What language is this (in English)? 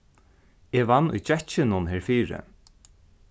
Faroese